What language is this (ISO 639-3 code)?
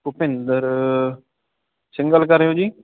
pan